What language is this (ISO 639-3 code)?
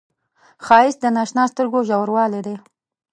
pus